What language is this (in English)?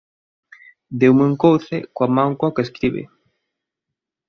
Galician